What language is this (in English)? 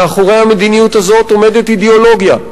Hebrew